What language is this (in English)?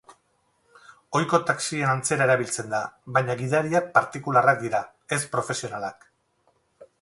Basque